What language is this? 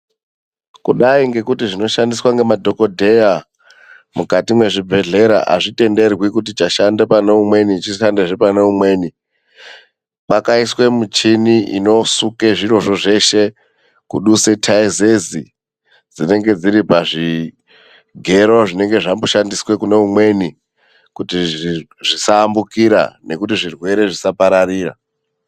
Ndau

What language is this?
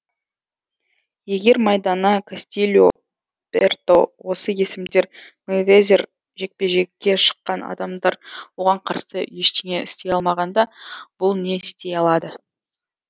Kazakh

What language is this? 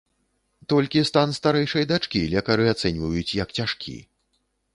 Belarusian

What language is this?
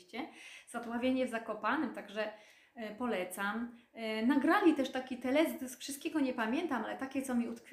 Polish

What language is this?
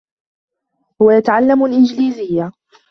Arabic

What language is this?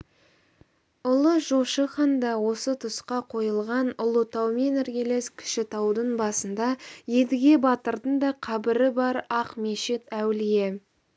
Kazakh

